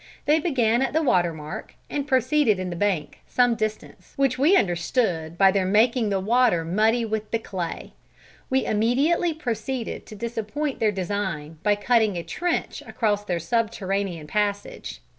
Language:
English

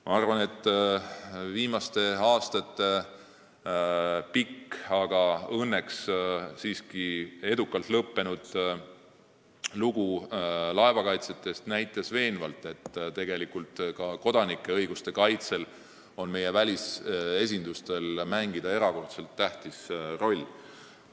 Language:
Estonian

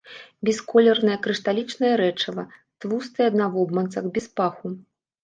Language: Belarusian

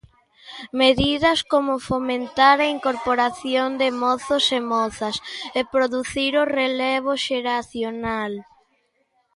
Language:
Galician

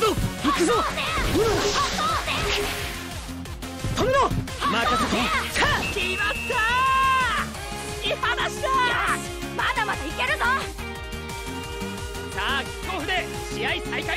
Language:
Japanese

